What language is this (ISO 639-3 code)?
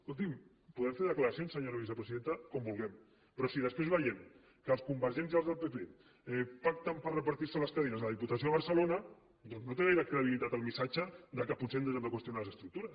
cat